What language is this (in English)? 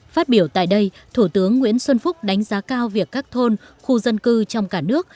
Vietnamese